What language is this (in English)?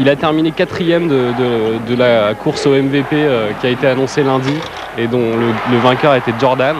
French